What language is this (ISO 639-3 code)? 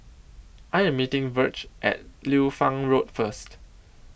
eng